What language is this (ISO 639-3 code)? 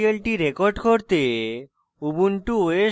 ben